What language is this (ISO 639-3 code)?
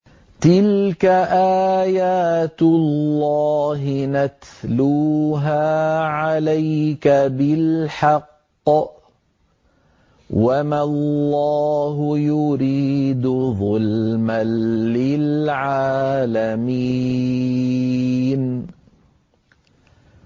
ara